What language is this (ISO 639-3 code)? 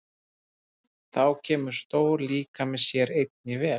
isl